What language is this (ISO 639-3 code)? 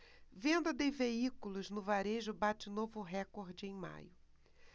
por